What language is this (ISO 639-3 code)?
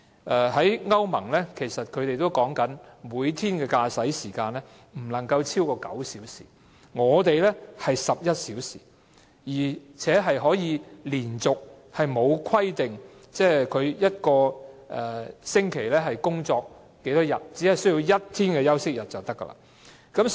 yue